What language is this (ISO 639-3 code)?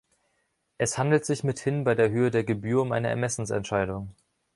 deu